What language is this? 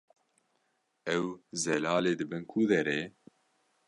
Kurdish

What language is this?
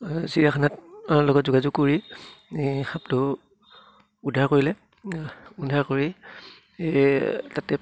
Assamese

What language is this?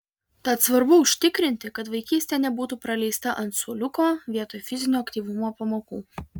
Lithuanian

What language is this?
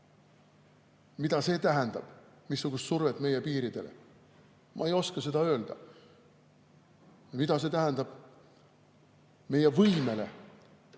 Estonian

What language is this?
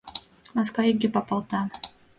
Mari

